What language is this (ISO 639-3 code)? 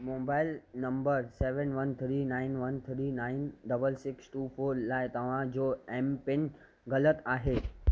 snd